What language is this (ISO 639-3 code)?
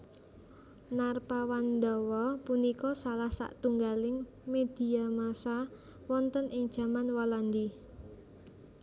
jav